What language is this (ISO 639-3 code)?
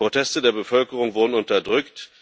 deu